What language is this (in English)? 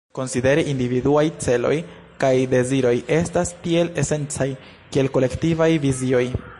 Esperanto